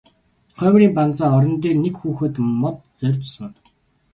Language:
Mongolian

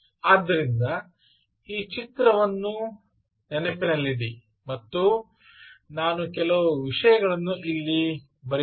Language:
Kannada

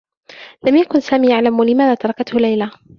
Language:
Arabic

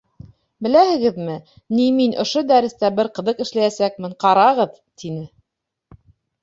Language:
Bashkir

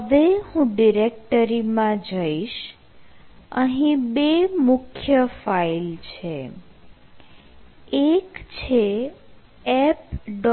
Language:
Gujarati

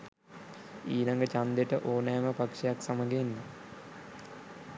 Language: Sinhala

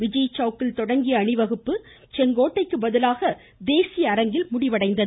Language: Tamil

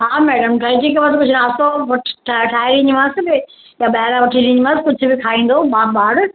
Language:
Sindhi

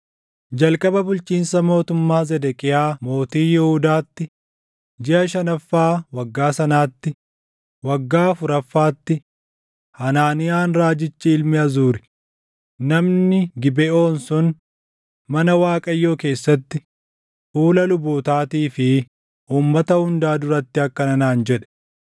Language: Oromo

